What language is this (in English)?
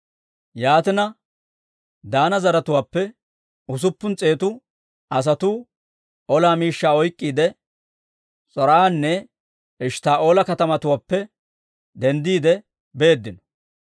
Dawro